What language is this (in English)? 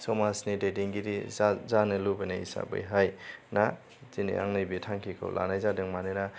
Bodo